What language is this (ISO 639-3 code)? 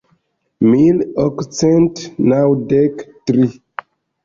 epo